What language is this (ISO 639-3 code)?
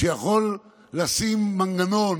heb